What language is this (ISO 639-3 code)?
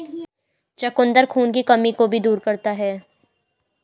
hin